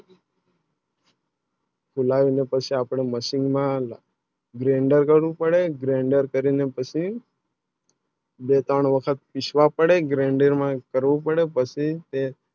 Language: Gujarati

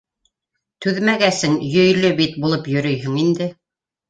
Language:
Bashkir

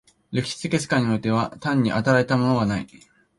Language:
Japanese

